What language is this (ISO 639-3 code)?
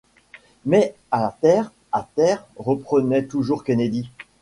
fra